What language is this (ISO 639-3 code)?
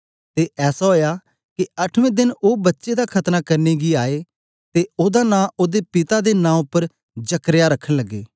doi